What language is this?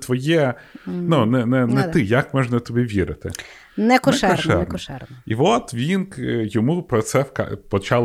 Ukrainian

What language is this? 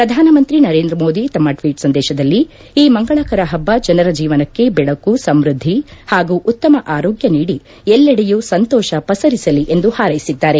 Kannada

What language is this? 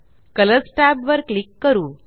Marathi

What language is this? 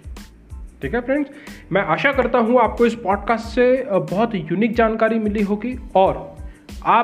Hindi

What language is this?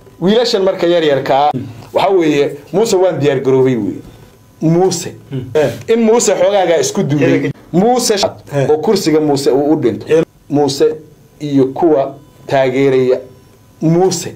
Arabic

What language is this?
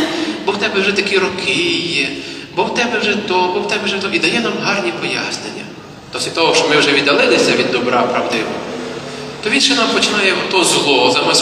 Ukrainian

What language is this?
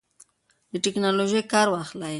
Pashto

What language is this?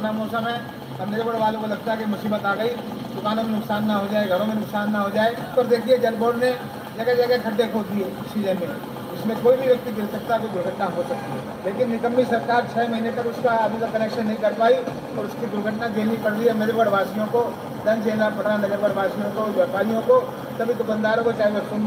Hindi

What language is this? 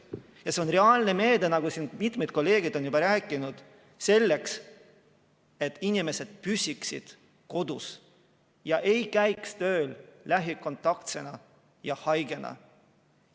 Estonian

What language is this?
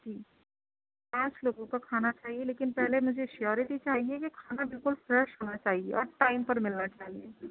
Urdu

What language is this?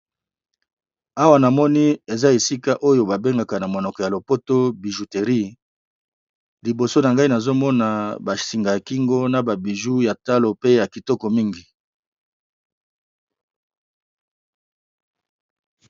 Lingala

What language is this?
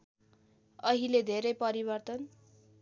Nepali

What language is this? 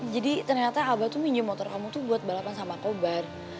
Indonesian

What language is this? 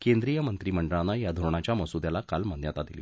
Marathi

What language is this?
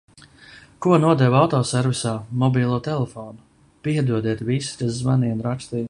Latvian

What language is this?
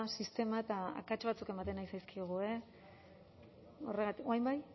Basque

